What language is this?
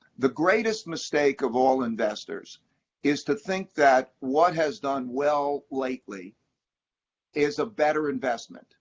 English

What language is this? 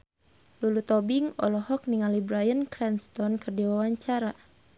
Sundanese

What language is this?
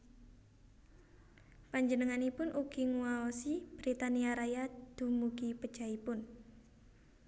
Javanese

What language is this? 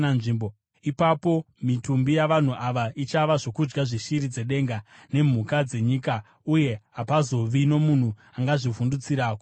Shona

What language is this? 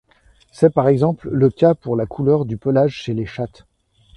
French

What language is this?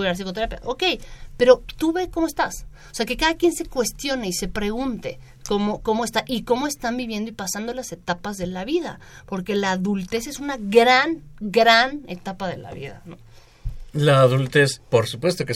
Spanish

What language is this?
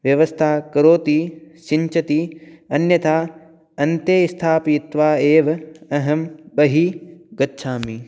Sanskrit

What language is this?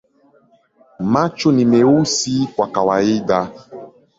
Swahili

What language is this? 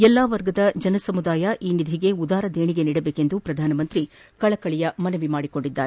Kannada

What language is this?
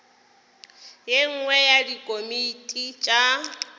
Northern Sotho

